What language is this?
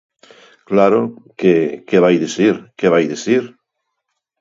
Galician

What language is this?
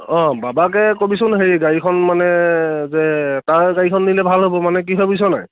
Assamese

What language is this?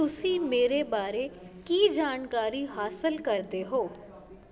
Punjabi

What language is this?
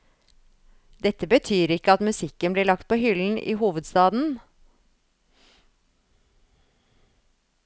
Norwegian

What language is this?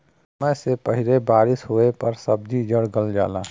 Bhojpuri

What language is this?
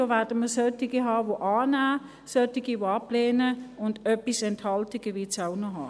Swiss German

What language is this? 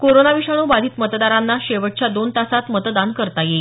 Marathi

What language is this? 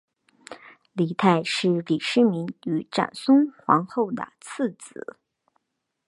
Chinese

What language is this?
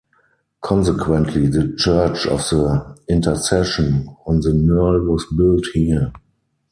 English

